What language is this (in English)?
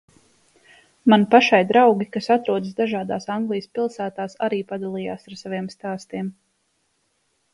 Latvian